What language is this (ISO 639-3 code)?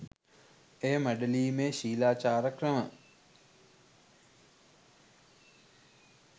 sin